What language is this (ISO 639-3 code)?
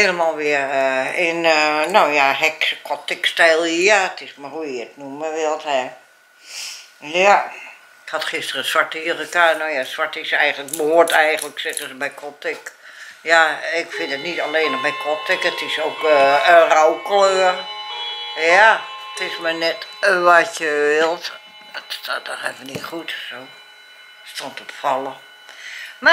nld